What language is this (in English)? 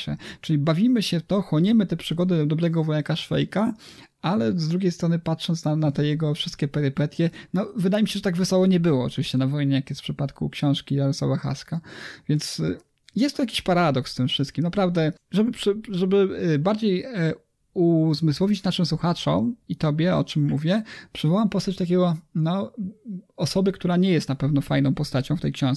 Polish